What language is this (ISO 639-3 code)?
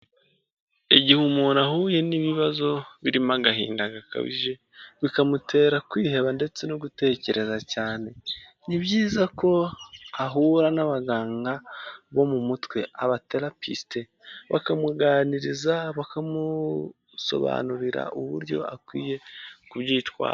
kin